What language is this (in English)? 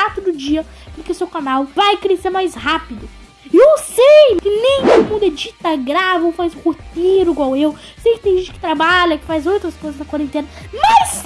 Portuguese